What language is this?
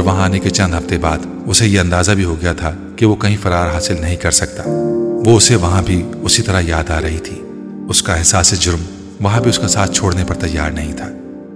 Urdu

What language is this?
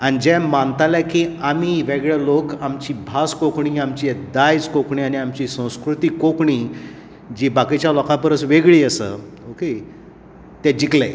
Konkani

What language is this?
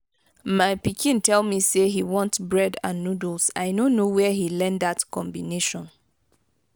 Nigerian Pidgin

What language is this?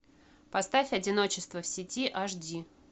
Russian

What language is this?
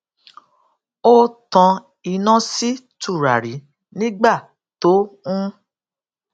Yoruba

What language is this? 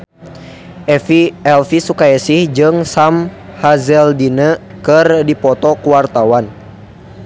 Sundanese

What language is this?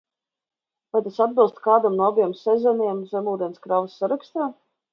Latvian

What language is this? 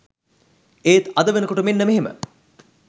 Sinhala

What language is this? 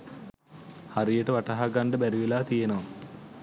Sinhala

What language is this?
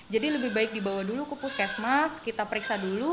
Indonesian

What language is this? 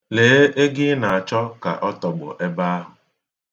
Igbo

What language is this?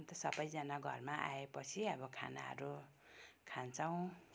Nepali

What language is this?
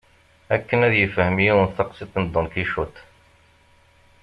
Kabyle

